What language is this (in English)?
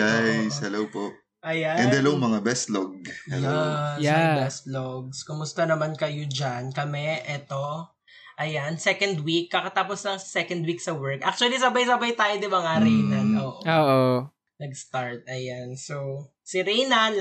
Filipino